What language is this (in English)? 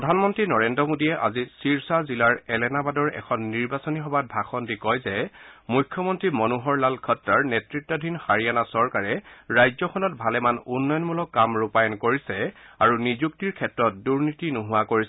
Assamese